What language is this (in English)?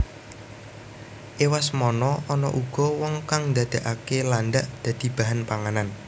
Javanese